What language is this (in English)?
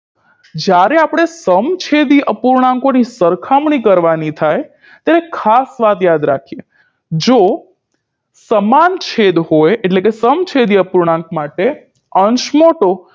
Gujarati